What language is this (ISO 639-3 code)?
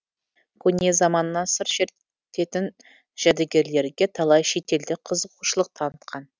kaz